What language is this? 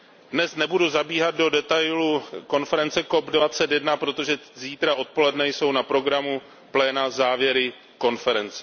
Czech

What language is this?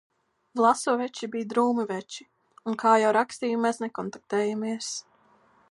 Latvian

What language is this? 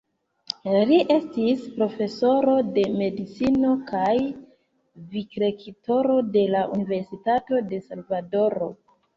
Esperanto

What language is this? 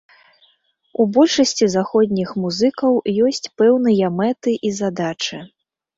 Belarusian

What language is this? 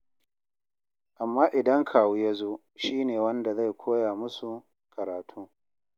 Hausa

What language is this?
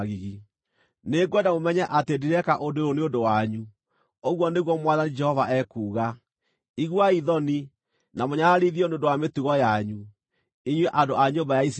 Kikuyu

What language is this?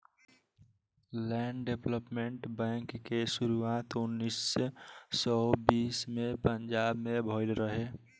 Bhojpuri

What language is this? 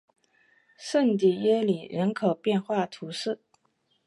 Chinese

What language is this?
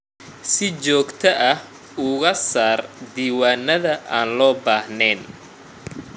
Somali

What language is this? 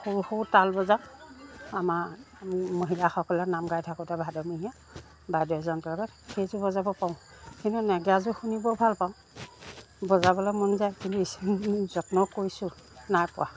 Assamese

